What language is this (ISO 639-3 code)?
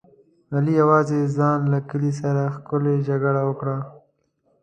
pus